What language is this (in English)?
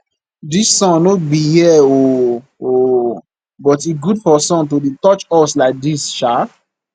Nigerian Pidgin